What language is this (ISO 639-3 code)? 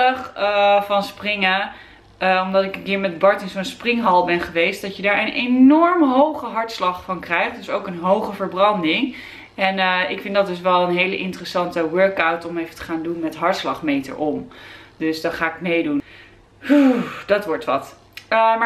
nld